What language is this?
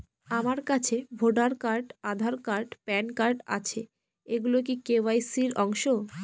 Bangla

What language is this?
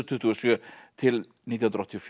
Icelandic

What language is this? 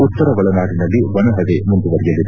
Kannada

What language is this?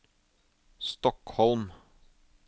Norwegian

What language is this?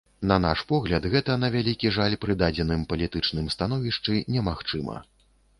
Belarusian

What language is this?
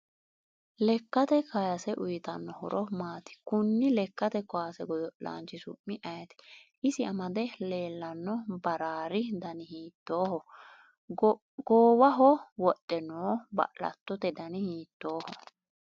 Sidamo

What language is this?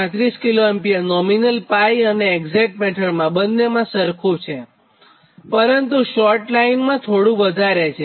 Gujarati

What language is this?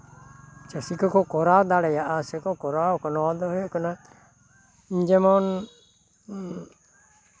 Santali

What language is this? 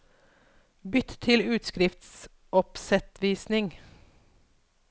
Norwegian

